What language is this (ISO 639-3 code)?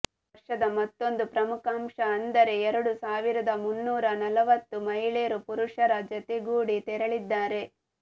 kan